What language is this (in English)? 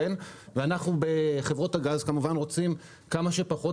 Hebrew